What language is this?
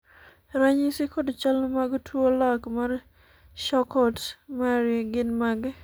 Luo (Kenya and Tanzania)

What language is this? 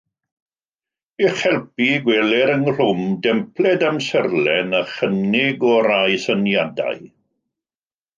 Welsh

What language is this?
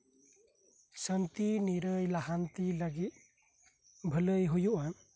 Santali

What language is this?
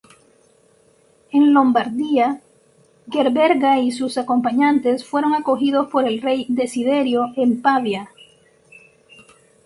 Spanish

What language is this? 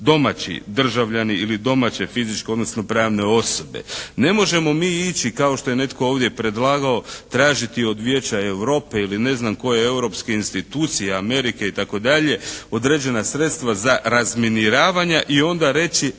Croatian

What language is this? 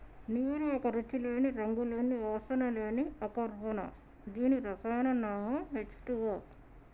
Telugu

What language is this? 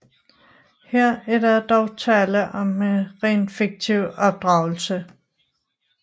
Danish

